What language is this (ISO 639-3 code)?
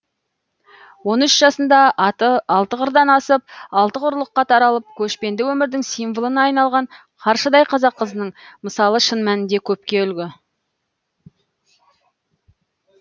kaz